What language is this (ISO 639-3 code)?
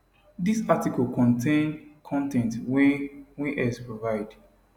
pcm